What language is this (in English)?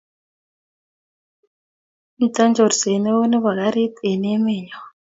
Kalenjin